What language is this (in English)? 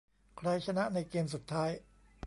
Thai